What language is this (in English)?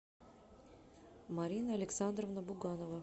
Russian